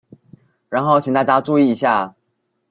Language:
Chinese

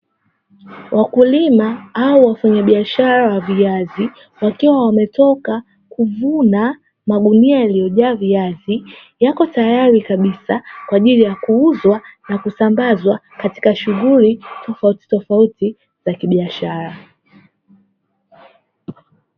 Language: Swahili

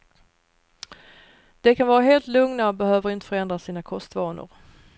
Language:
Swedish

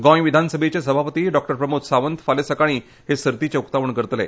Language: Konkani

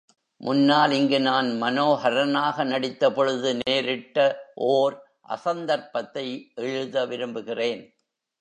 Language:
Tamil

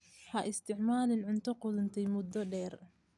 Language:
Somali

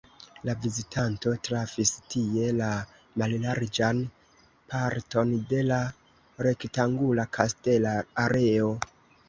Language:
Esperanto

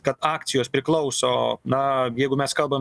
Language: Lithuanian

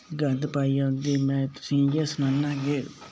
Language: Dogri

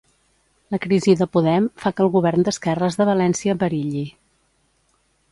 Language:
Catalan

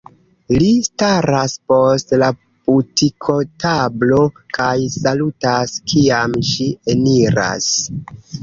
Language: Esperanto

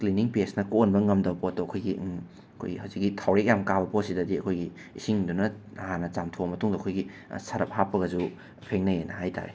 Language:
Manipuri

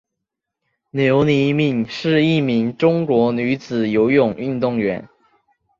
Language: Chinese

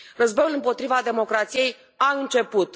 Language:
Romanian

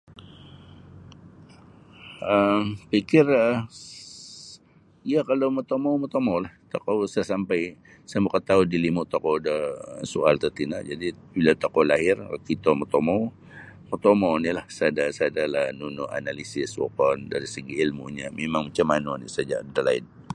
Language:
Sabah Bisaya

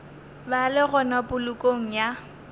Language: Northern Sotho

